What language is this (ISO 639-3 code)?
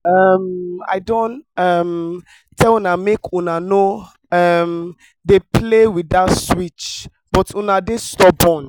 pcm